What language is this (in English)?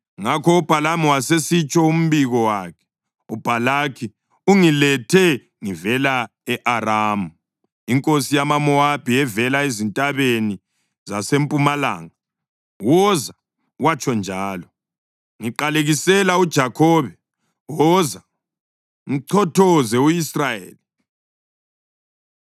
North Ndebele